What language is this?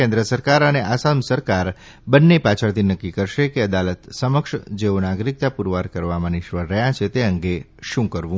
Gujarati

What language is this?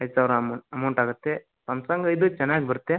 Kannada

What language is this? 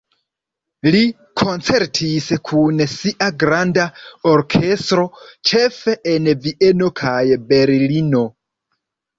Esperanto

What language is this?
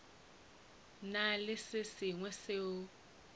Northern Sotho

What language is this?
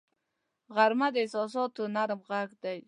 Pashto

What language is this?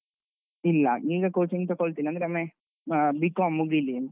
Kannada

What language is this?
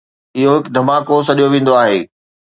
Sindhi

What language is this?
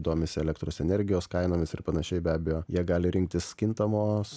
Lithuanian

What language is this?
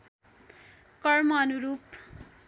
Nepali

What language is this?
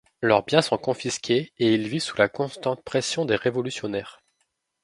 French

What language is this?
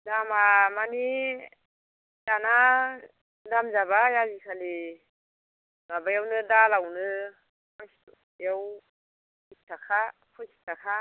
Bodo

